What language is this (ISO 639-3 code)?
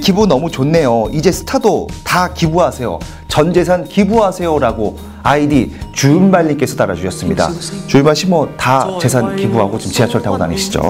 kor